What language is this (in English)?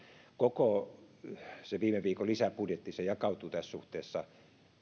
Finnish